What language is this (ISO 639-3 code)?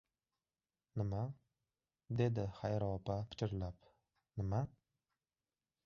uzb